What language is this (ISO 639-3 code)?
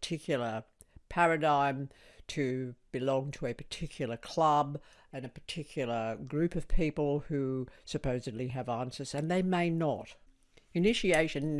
eng